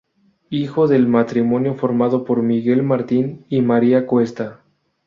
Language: Spanish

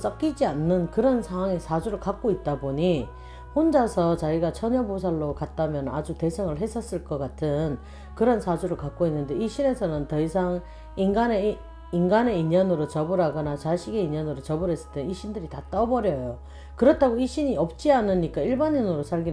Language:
Korean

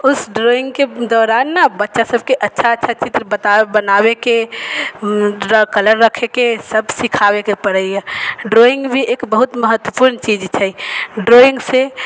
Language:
Maithili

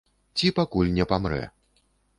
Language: Belarusian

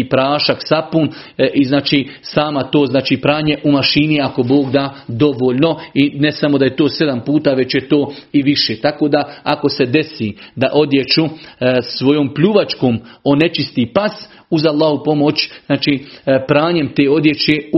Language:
Croatian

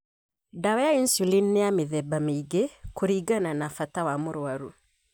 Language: Kikuyu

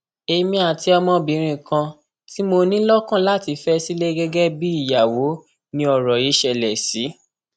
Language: Yoruba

